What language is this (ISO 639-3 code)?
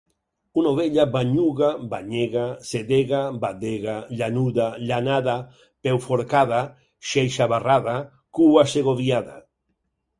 cat